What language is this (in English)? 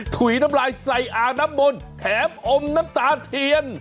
Thai